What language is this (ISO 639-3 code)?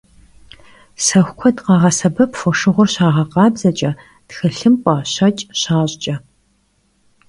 kbd